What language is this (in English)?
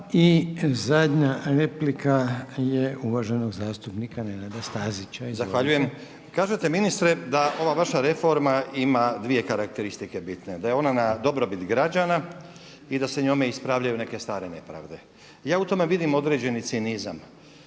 Croatian